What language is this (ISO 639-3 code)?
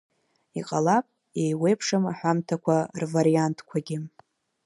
abk